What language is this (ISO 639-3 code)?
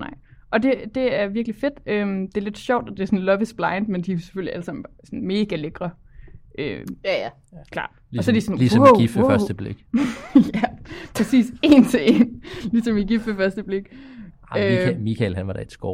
dan